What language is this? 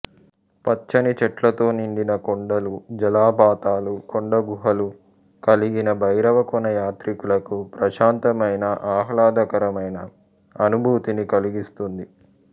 Telugu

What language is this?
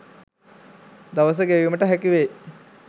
Sinhala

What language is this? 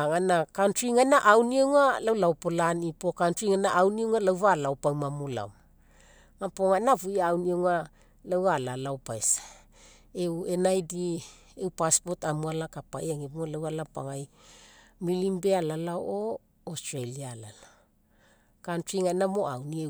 Mekeo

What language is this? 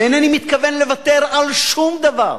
Hebrew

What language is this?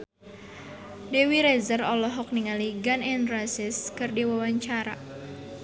Sundanese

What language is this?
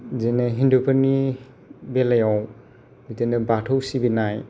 Bodo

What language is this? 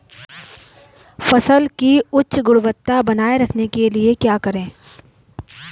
Hindi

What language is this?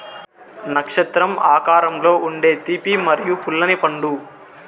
Telugu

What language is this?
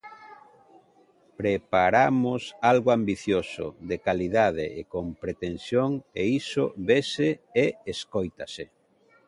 Galician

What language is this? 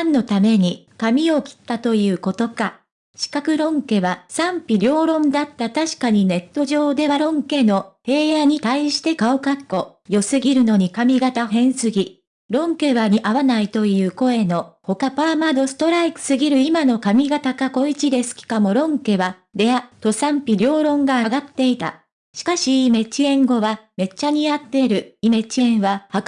Japanese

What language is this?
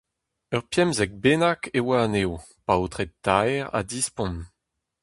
Breton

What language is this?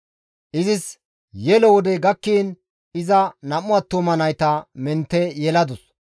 Gamo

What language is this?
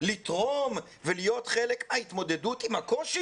Hebrew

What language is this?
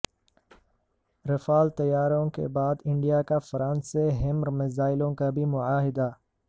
Urdu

